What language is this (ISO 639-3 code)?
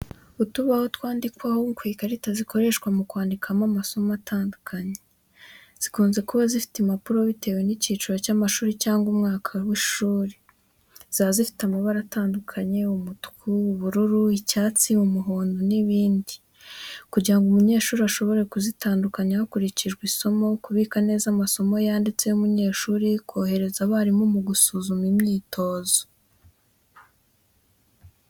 kin